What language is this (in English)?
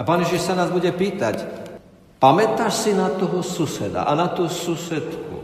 Slovak